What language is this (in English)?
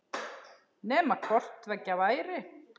Icelandic